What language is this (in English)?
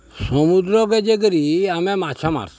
Odia